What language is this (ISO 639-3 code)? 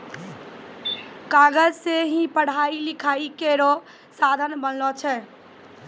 mai